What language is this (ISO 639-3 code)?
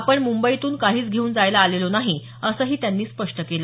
mar